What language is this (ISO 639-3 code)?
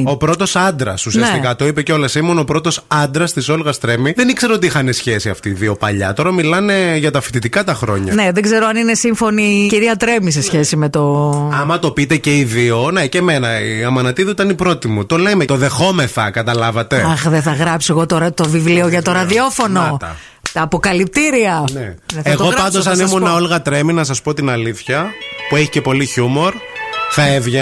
ell